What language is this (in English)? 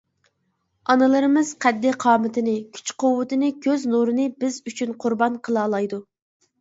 Uyghur